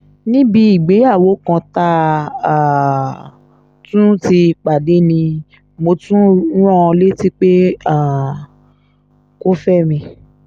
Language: Yoruba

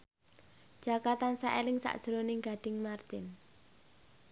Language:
Javanese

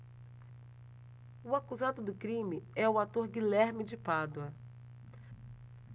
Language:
Portuguese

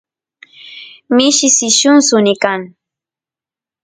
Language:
Santiago del Estero Quichua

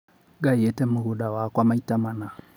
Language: Kikuyu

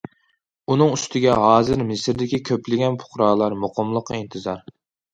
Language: Uyghur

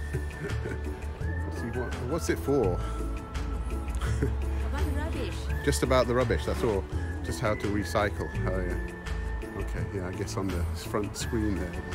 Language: English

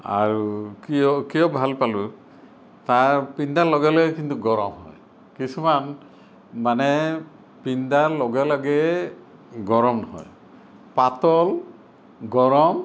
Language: Assamese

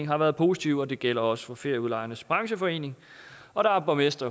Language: Danish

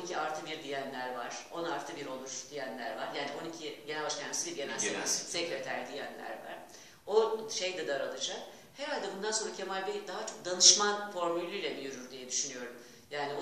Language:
Turkish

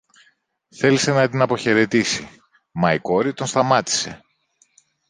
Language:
Greek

